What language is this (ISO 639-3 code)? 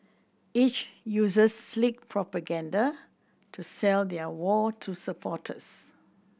eng